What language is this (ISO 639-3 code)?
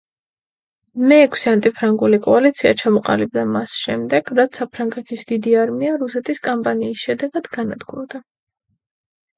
kat